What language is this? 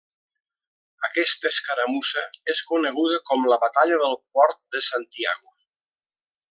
Catalan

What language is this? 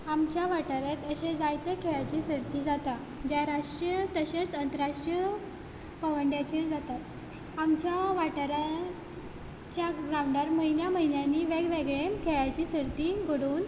Konkani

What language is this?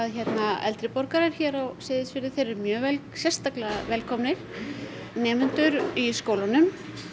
Icelandic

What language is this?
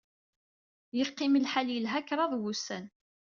Kabyle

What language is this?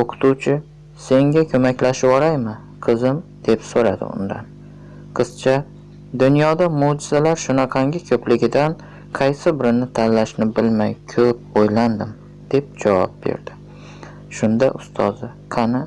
Uzbek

